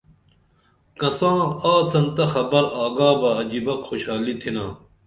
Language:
Dameli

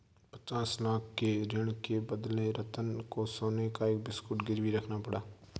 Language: Hindi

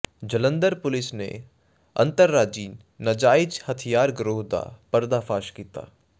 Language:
Punjabi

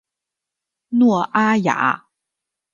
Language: Chinese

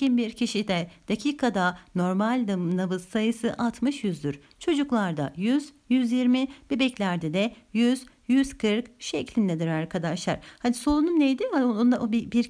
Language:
Turkish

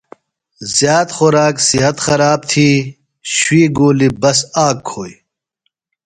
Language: Phalura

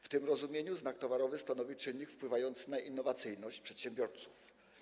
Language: Polish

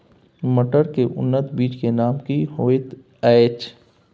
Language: Maithili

